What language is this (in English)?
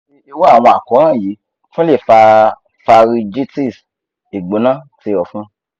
Yoruba